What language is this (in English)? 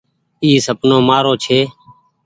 Goaria